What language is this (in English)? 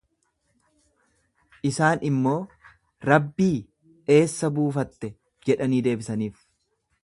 Oromo